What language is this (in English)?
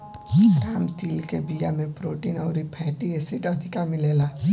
Bhojpuri